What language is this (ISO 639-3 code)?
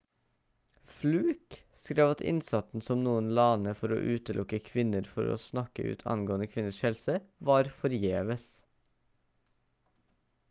nob